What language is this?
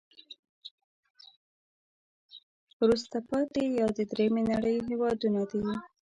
Pashto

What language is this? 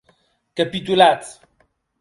Occitan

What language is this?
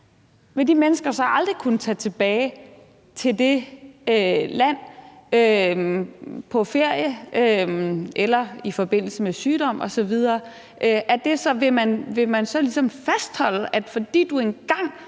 Danish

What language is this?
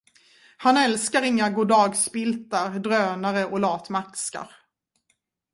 Swedish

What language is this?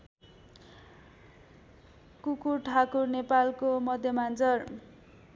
Nepali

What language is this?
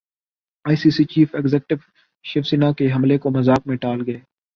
Urdu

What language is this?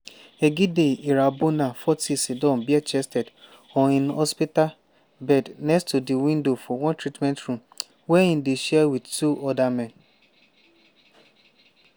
Nigerian Pidgin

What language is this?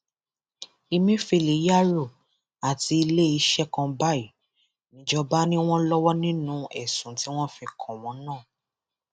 Yoruba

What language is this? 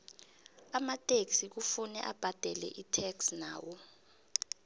South Ndebele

